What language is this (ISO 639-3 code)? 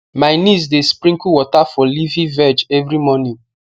pcm